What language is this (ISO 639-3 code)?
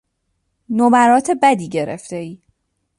fas